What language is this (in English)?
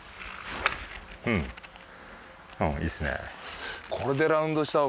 Japanese